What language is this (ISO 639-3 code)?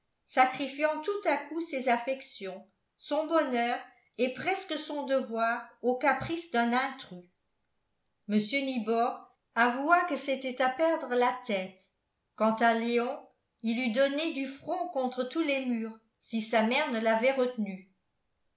fra